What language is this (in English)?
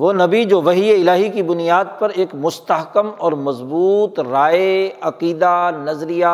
Urdu